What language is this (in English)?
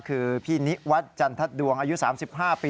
Thai